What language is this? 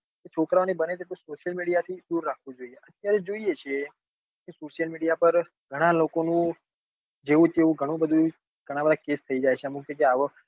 Gujarati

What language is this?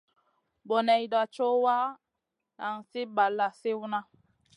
Masana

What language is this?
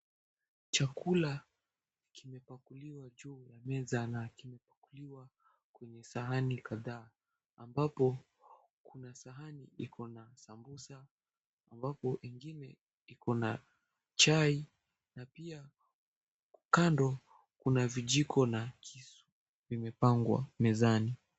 Swahili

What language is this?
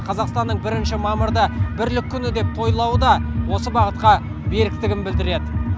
Kazakh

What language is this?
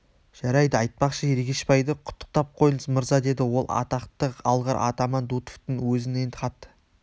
Kazakh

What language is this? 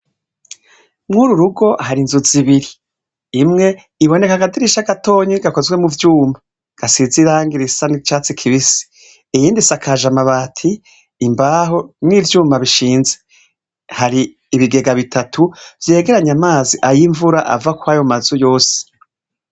Rundi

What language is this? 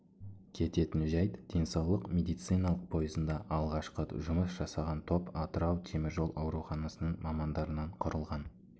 Kazakh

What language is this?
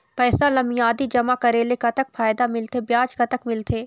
Chhattisgarhi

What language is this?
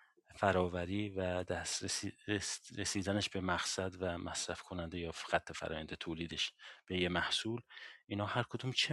Persian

